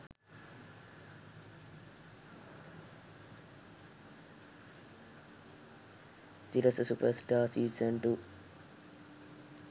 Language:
Sinhala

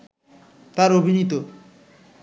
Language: Bangla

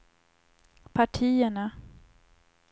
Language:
Swedish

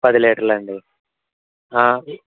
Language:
Telugu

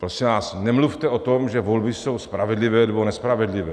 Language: Czech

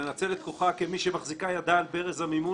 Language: Hebrew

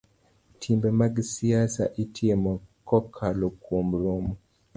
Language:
Luo (Kenya and Tanzania)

